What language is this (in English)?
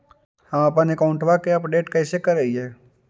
Magahi